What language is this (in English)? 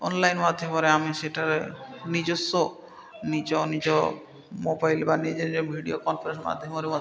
Odia